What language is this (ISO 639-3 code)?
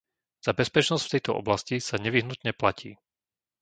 slk